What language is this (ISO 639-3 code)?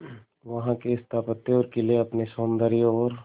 hin